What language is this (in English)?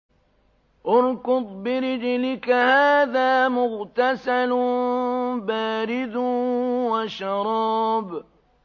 Arabic